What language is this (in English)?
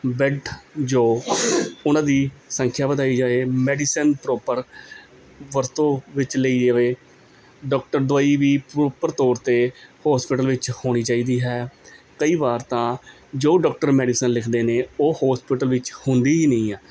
Punjabi